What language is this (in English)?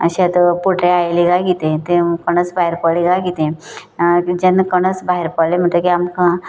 Konkani